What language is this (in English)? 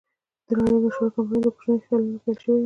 Pashto